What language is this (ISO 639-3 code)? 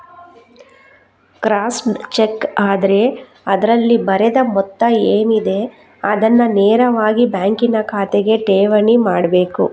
kan